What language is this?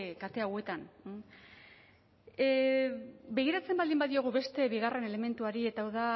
Basque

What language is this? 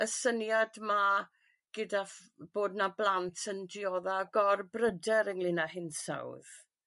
Welsh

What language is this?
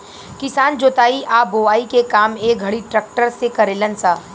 Bhojpuri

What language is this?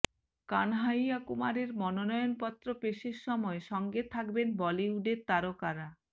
Bangla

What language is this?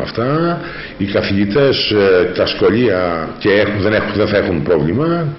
Greek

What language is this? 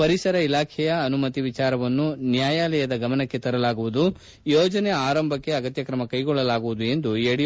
Kannada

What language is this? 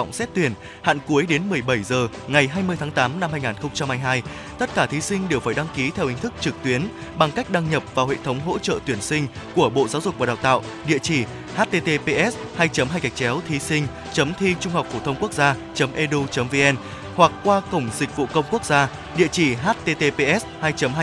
Vietnamese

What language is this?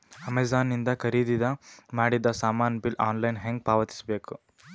Kannada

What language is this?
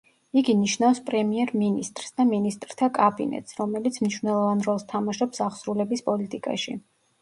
Georgian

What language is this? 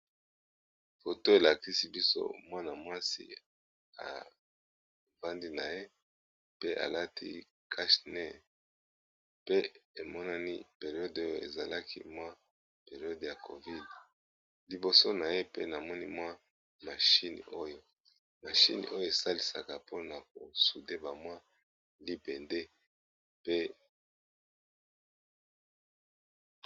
Lingala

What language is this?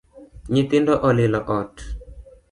Luo (Kenya and Tanzania)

